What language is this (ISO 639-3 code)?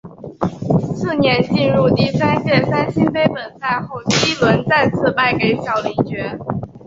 zho